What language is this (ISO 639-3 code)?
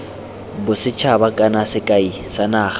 tsn